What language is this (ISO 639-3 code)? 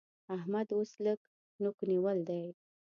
pus